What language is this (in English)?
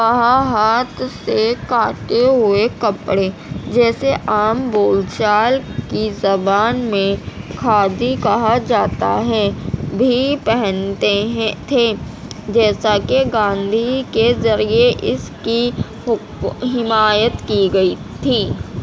Urdu